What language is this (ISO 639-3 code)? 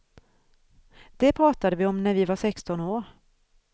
swe